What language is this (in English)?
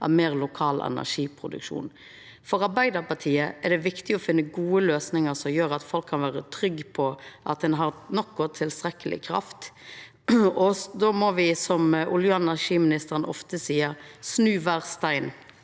Norwegian